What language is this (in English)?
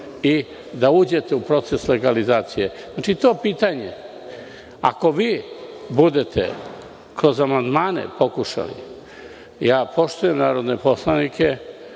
Serbian